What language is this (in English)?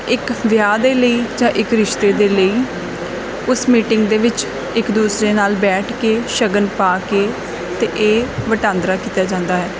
Punjabi